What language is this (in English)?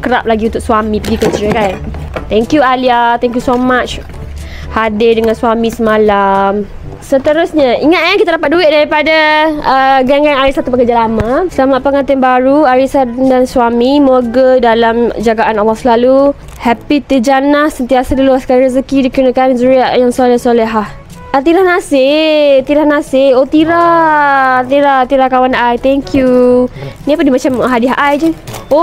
Malay